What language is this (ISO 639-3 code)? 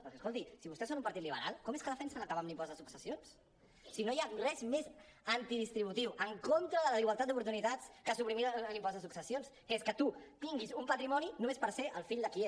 cat